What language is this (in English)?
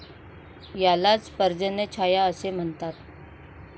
Marathi